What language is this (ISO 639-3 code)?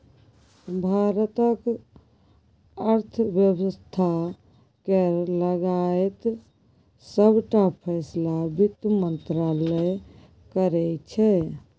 mai